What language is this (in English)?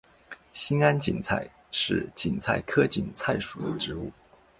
Chinese